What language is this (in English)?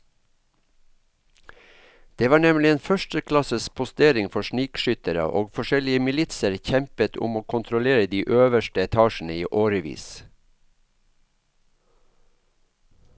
Norwegian